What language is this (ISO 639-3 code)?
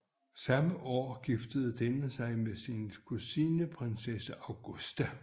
dan